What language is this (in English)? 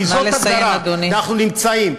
Hebrew